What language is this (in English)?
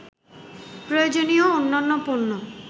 Bangla